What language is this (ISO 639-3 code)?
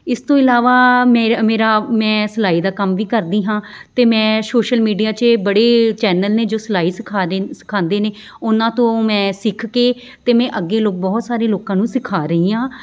pan